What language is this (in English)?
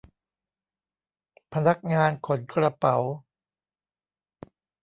Thai